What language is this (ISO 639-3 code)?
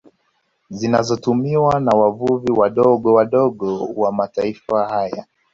swa